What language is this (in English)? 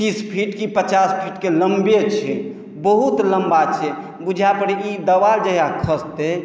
Maithili